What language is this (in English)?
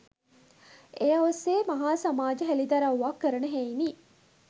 Sinhala